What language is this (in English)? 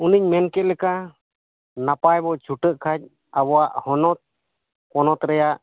Santali